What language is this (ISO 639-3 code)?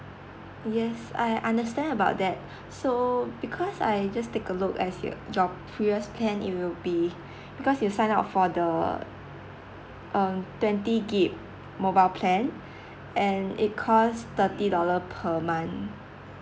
eng